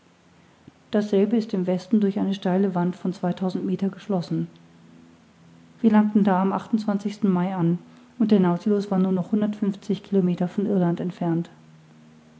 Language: German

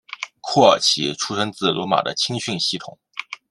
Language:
Chinese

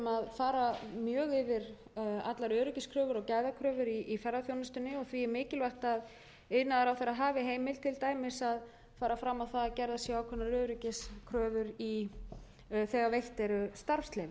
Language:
Icelandic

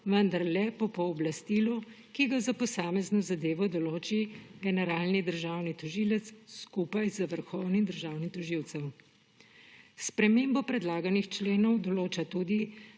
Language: Slovenian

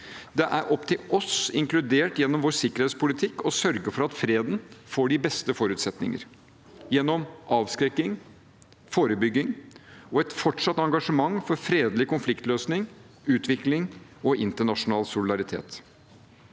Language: Norwegian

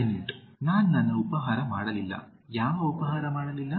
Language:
Kannada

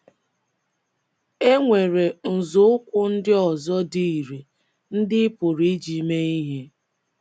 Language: Igbo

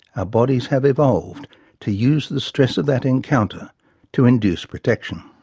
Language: English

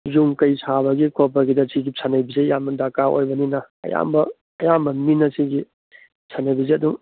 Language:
Manipuri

